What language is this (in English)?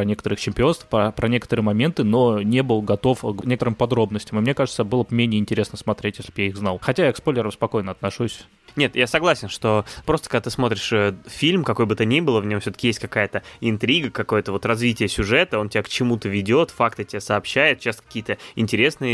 Russian